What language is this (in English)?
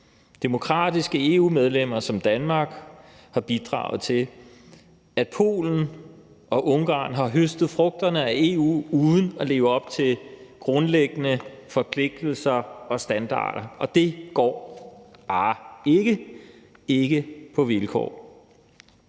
Danish